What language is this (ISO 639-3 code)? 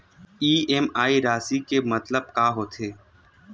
hne